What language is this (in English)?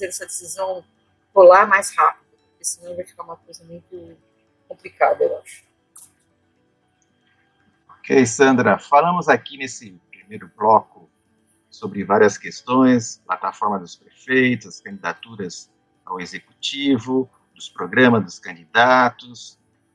Portuguese